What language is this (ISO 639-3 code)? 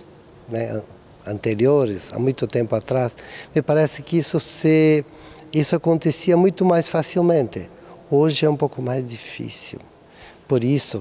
por